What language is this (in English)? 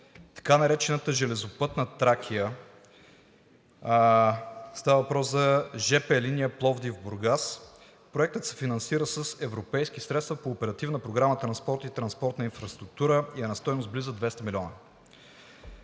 Bulgarian